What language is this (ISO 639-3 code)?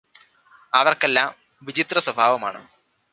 mal